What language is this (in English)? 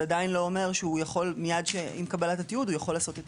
Hebrew